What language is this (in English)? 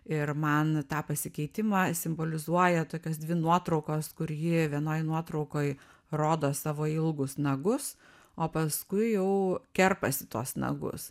Lithuanian